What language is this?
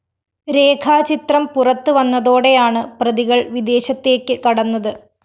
Malayalam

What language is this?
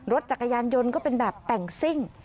Thai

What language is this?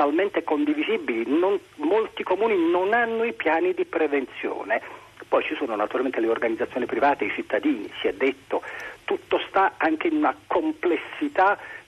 Italian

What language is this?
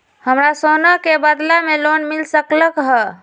Magahi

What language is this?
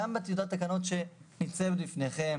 Hebrew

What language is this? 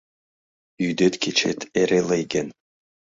Mari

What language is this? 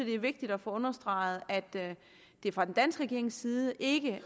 Danish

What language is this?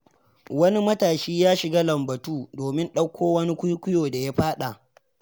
Hausa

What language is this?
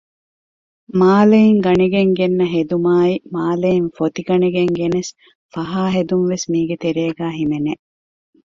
Divehi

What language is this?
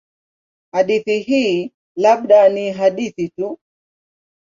Swahili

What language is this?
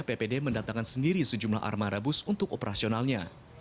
Indonesian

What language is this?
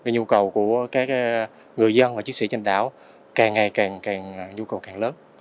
Vietnamese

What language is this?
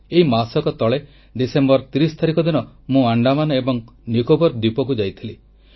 Odia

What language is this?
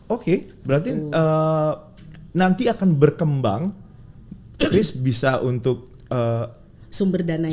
Indonesian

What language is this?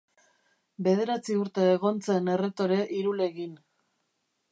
Basque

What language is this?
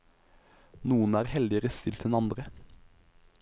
Norwegian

